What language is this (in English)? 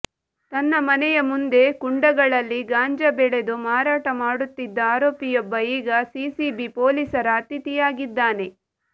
Kannada